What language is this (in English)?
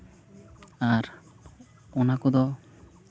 Santali